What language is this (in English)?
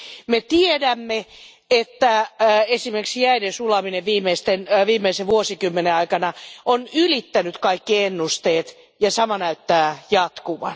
Finnish